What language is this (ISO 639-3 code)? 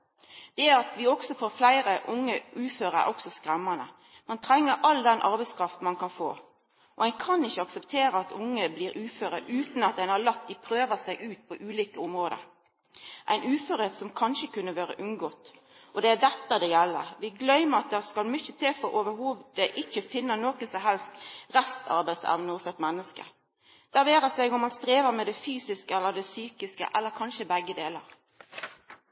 nno